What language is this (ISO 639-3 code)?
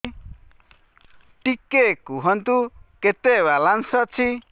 ori